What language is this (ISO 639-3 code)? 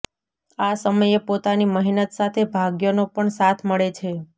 guj